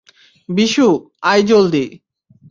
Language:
Bangla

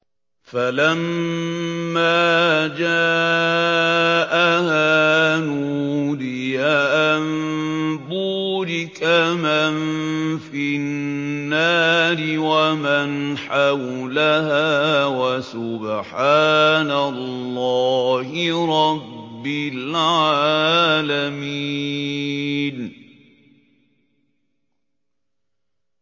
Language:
Arabic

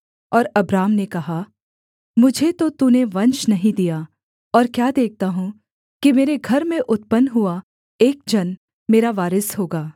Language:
Hindi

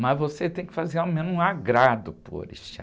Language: Portuguese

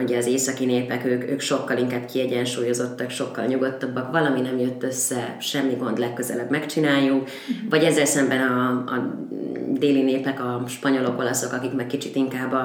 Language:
Hungarian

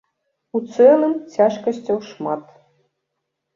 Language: Belarusian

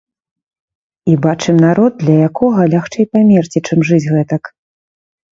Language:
Belarusian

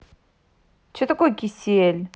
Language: Russian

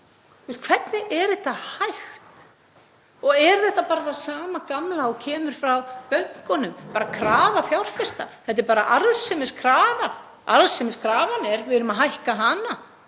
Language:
Icelandic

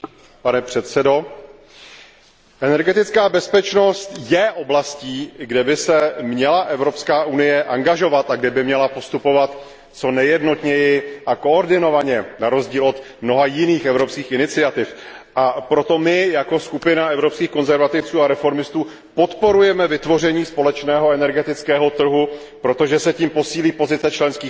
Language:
Czech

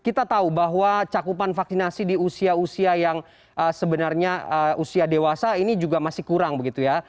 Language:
Indonesian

